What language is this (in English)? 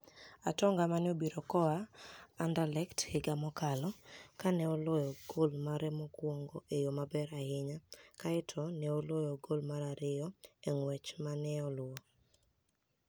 Luo (Kenya and Tanzania)